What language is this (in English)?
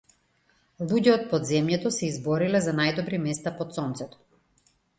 Macedonian